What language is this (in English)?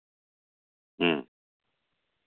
Santali